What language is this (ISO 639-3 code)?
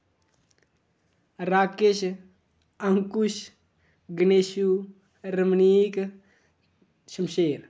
doi